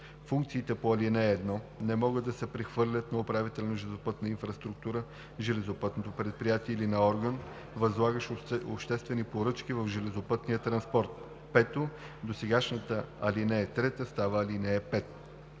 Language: Bulgarian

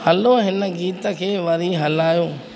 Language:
Sindhi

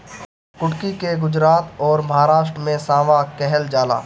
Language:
Bhojpuri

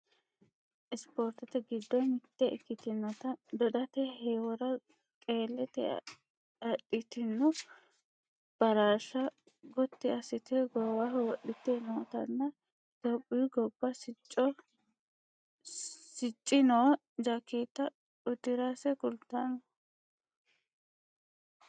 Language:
Sidamo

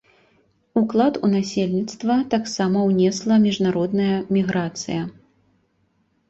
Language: Belarusian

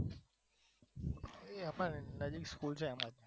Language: Gujarati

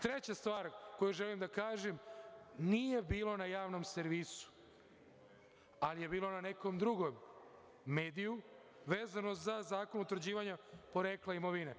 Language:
Serbian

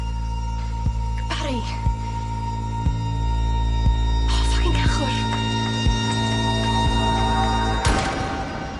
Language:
Welsh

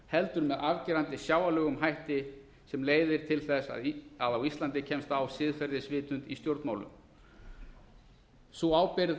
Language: Icelandic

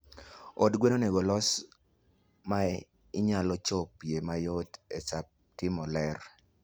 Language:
Luo (Kenya and Tanzania)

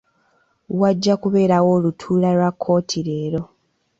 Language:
Ganda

